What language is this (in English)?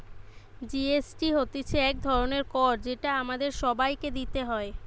Bangla